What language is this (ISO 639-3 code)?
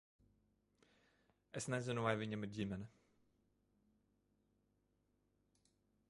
lav